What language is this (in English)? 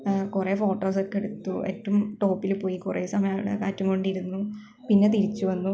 Malayalam